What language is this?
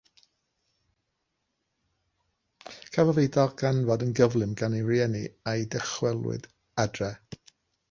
Welsh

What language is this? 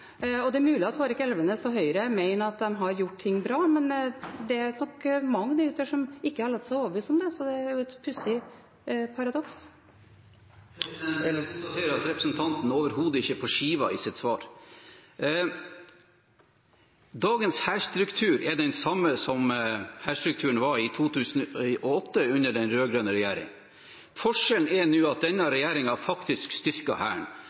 Norwegian Bokmål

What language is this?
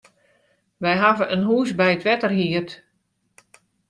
Western Frisian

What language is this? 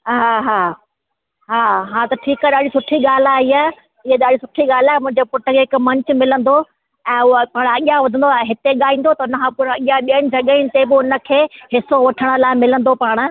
Sindhi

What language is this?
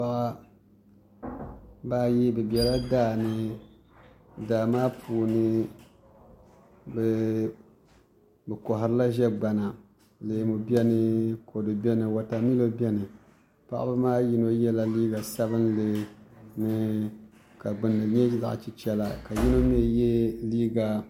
Dagbani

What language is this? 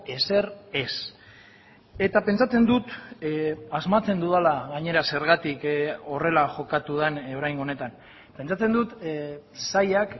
Basque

